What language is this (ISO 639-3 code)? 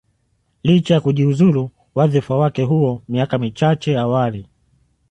swa